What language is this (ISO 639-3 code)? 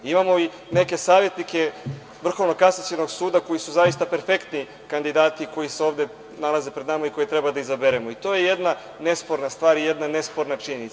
srp